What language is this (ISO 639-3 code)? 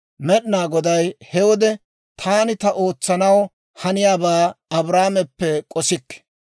dwr